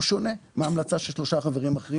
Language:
Hebrew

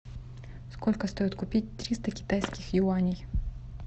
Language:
Russian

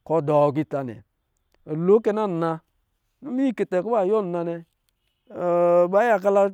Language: Lijili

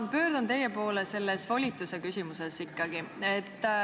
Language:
Estonian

